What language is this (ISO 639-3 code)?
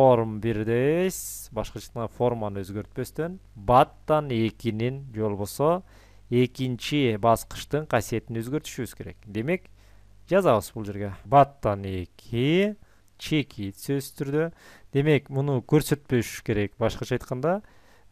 tur